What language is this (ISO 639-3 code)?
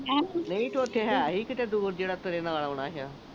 pan